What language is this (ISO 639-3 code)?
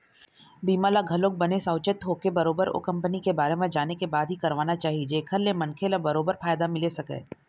hne